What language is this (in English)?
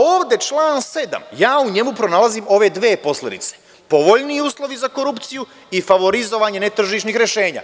Serbian